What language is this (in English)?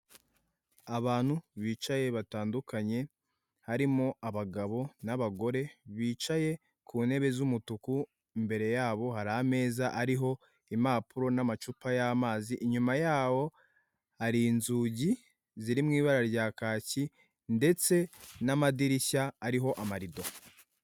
Kinyarwanda